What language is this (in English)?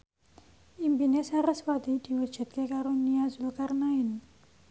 Javanese